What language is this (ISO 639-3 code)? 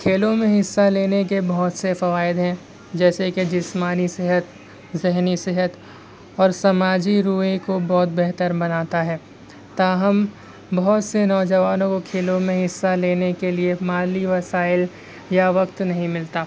urd